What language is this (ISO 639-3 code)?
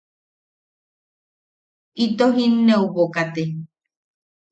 yaq